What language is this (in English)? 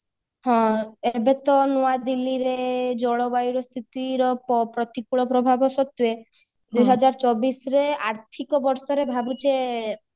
Odia